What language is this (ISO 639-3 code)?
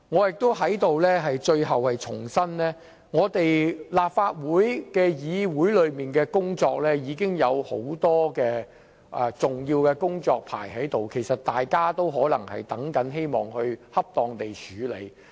yue